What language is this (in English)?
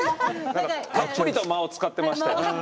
Japanese